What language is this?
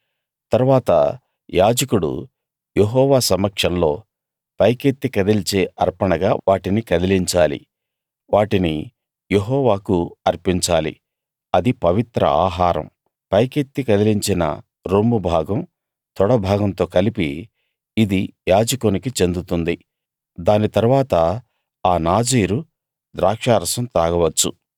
Telugu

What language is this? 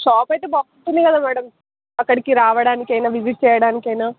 Telugu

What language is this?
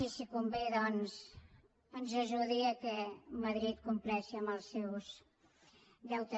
Catalan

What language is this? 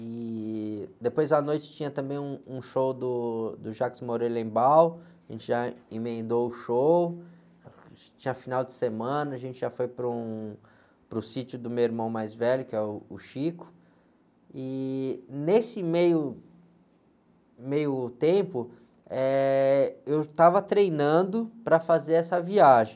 Portuguese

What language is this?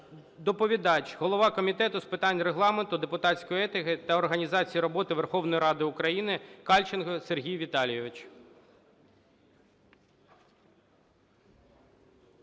Ukrainian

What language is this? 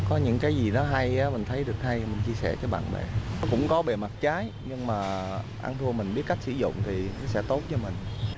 Vietnamese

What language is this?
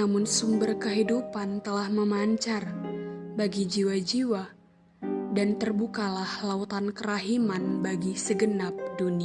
Indonesian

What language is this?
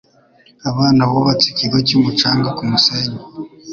Kinyarwanda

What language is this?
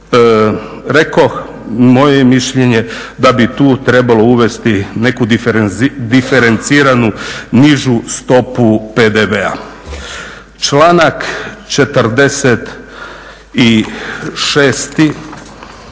Croatian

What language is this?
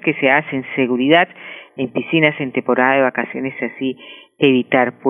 Spanish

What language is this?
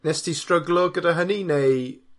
Welsh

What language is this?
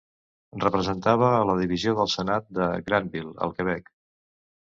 Catalan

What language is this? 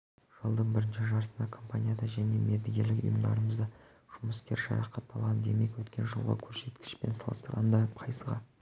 Kazakh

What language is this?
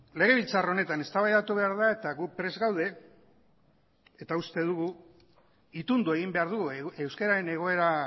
Basque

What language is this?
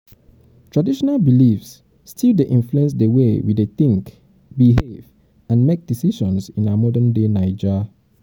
Nigerian Pidgin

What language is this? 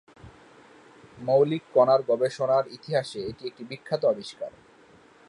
Bangla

